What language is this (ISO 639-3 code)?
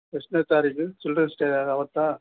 kan